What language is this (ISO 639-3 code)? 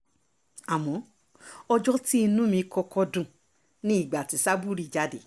yor